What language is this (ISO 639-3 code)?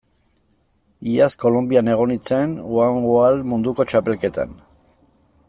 eus